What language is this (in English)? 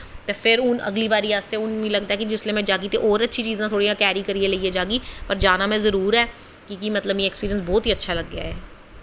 Dogri